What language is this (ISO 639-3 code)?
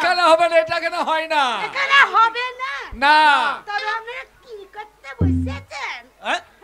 eng